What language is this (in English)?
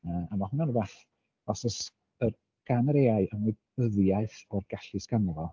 Welsh